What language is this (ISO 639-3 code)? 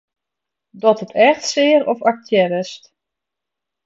fry